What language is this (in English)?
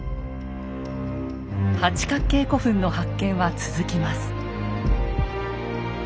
Japanese